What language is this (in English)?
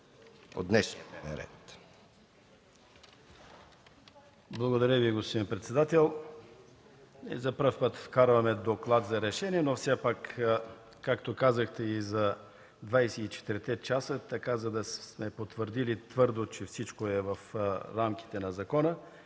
Bulgarian